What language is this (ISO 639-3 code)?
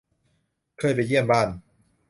tha